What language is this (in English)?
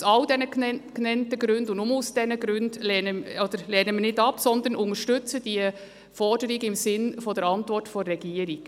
Swiss German